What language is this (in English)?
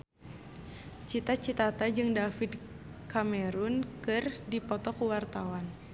Sundanese